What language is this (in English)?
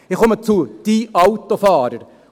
Swiss German